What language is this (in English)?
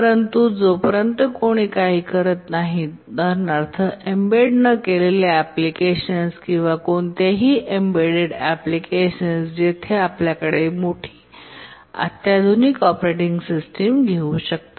Marathi